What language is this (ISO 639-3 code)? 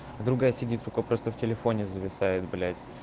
rus